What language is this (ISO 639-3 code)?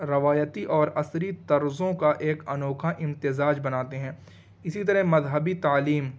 urd